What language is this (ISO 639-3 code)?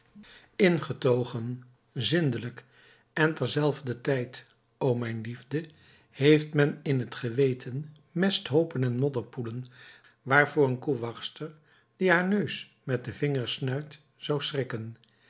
nld